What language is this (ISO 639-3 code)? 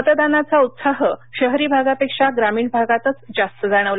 mar